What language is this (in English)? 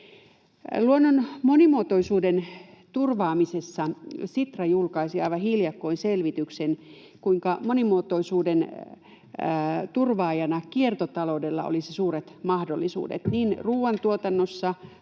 Finnish